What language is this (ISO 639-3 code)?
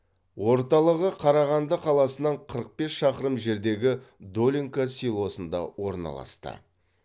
kaz